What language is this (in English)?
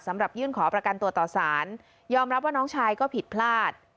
Thai